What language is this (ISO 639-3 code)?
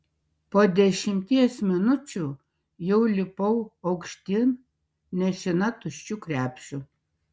lit